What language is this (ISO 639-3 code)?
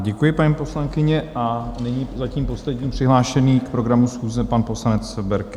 ces